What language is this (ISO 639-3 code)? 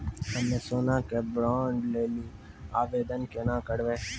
mai